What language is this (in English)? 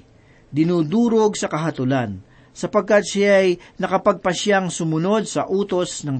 Filipino